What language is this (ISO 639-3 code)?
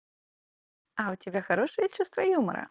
rus